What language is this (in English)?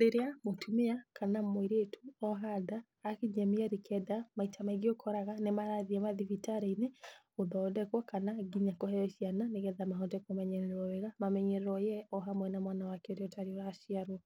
Kikuyu